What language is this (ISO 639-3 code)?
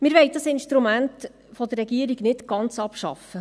gsw